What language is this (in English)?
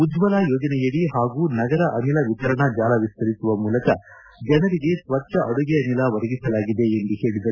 Kannada